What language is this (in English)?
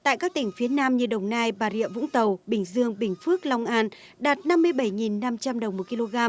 Vietnamese